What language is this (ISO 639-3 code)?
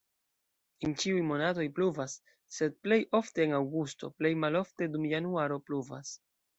epo